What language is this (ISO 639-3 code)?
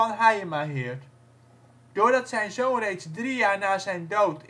nld